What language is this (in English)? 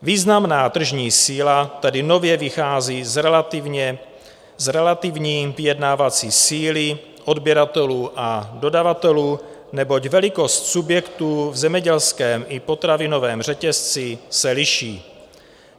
Czech